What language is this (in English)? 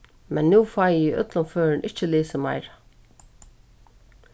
Faroese